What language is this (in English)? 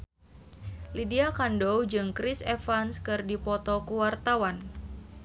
Sundanese